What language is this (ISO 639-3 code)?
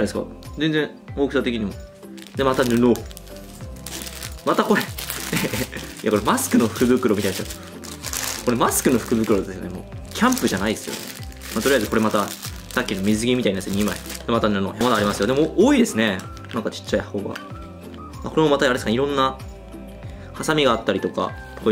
jpn